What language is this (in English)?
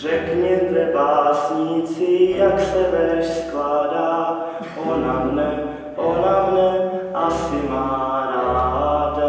Czech